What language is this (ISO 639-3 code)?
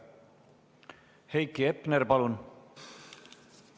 est